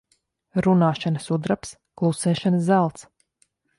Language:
Latvian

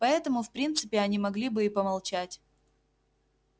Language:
Russian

